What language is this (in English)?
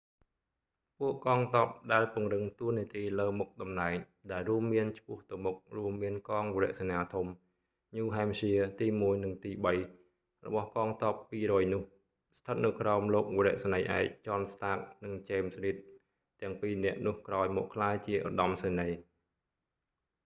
Khmer